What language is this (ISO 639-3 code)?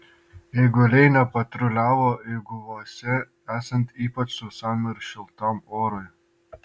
lit